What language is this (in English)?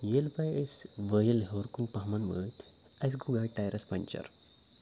Kashmiri